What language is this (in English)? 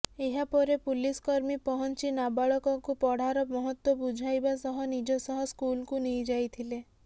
Odia